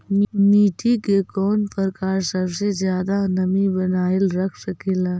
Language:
Magahi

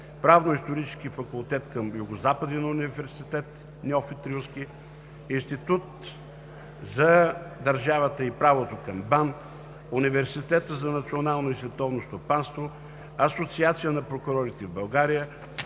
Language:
Bulgarian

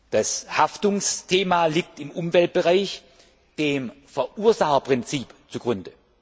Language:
German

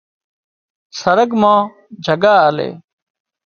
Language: Wadiyara Koli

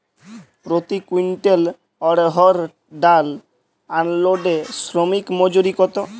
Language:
Bangla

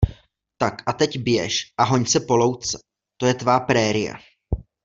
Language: Czech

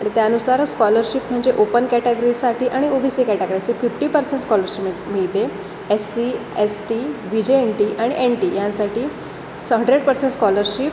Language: Marathi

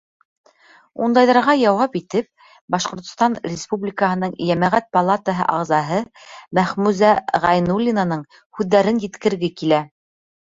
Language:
Bashkir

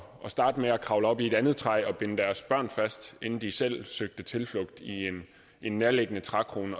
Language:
Danish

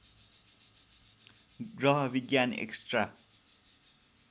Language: Nepali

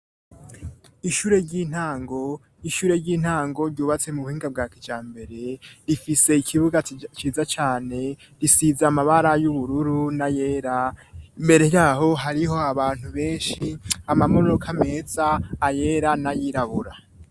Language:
Rundi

